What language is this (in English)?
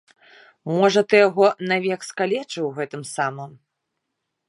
Belarusian